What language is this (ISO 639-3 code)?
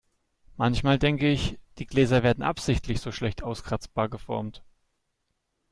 deu